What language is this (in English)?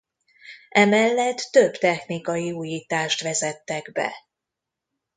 Hungarian